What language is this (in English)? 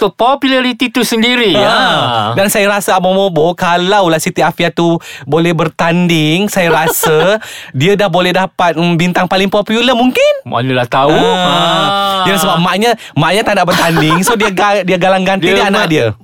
Malay